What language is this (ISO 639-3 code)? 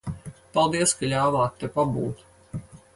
lav